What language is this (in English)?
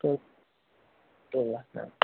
Kashmiri